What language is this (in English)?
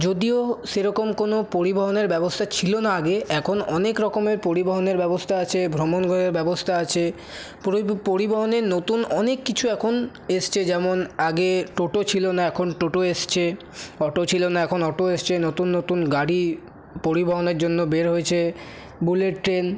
Bangla